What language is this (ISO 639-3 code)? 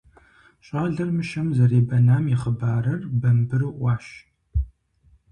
kbd